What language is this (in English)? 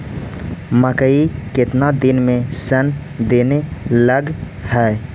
Magahi